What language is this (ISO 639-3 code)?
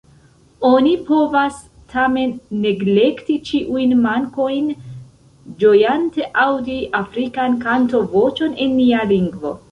epo